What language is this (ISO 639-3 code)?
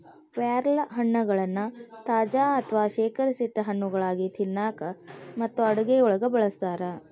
kan